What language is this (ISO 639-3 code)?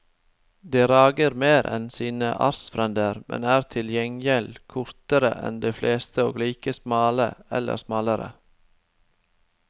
nor